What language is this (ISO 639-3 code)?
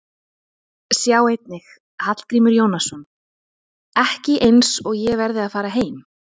isl